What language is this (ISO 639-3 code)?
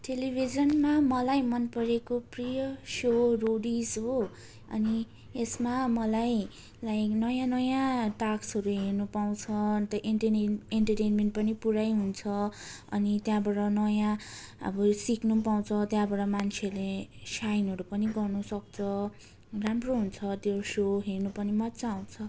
nep